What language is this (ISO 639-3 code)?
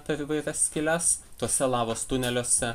lit